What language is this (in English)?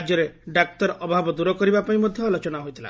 Odia